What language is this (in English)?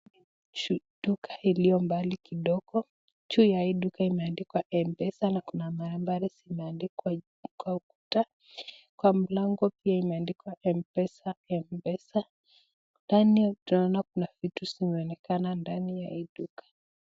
Swahili